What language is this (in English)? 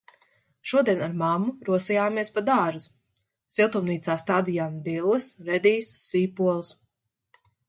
Latvian